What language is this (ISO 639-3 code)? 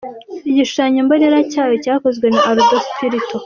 kin